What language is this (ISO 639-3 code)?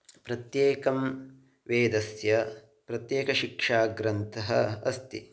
san